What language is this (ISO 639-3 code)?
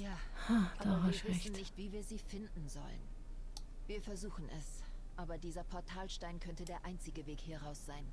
deu